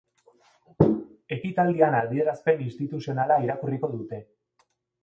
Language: Basque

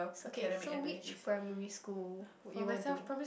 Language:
English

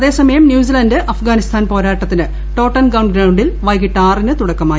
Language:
Malayalam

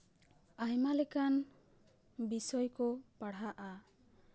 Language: Santali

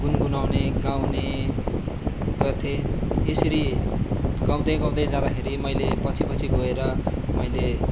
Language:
Nepali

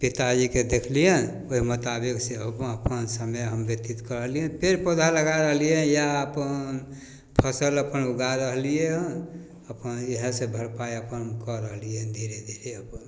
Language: Maithili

